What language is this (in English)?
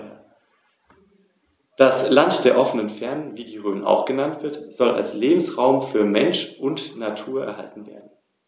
German